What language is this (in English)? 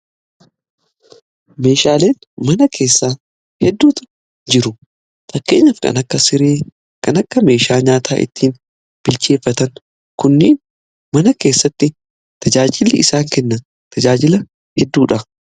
Oromo